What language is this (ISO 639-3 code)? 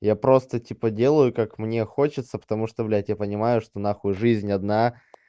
rus